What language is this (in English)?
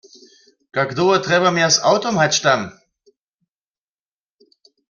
Upper Sorbian